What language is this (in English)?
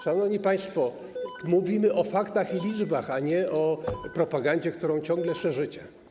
Polish